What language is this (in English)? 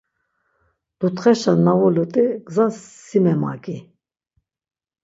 Laz